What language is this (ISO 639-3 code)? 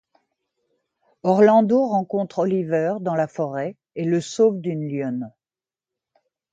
fra